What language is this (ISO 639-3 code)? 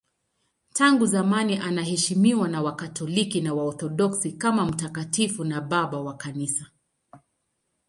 swa